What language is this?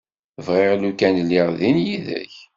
Kabyle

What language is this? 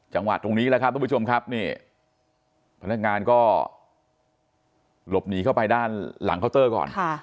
Thai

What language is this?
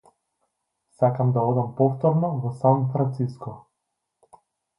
Macedonian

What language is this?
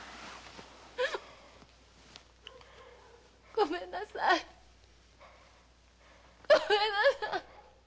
Japanese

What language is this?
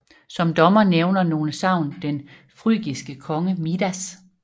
Danish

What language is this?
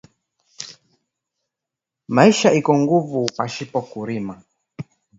Swahili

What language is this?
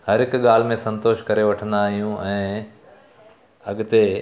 Sindhi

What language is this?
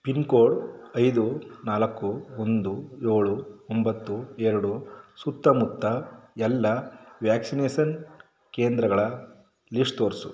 Kannada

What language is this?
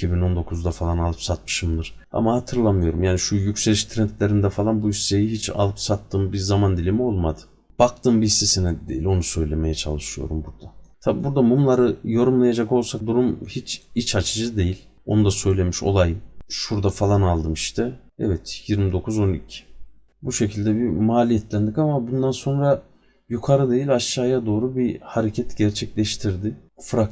Turkish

